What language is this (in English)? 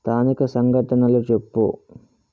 Telugu